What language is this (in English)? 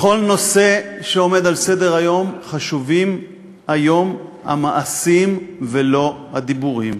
Hebrew